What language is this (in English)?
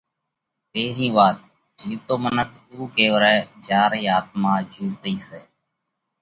Parkari Koli